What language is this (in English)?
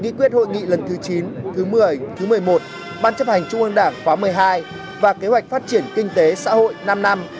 Vietnamese